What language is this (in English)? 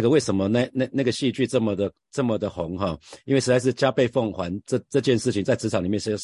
Chinese